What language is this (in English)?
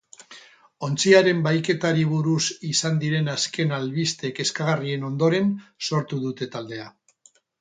Basque